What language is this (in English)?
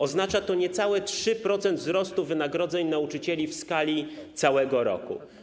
Polish